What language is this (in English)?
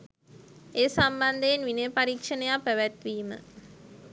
Sinhala